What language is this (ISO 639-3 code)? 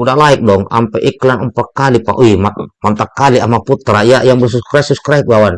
ind